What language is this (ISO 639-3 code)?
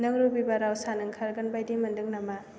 brx